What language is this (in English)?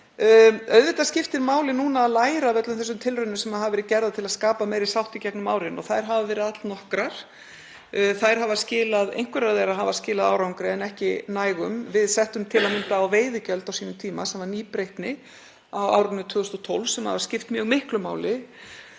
Icelandic